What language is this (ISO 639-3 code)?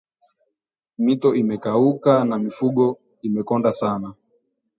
swa